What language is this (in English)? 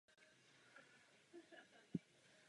Czech